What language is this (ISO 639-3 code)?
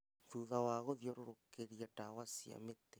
kik